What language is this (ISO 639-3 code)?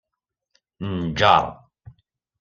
kab